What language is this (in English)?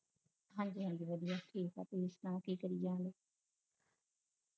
Punjabi